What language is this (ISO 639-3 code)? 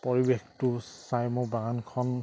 asm